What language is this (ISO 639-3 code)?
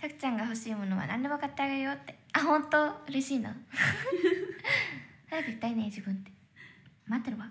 jpn